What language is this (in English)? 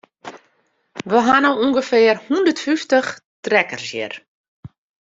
Western Frisian